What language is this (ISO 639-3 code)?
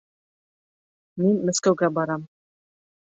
bak